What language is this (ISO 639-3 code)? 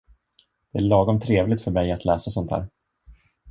swe